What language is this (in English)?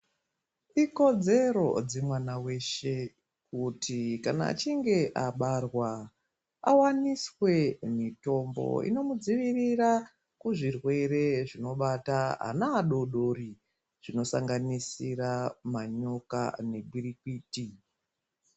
Ndau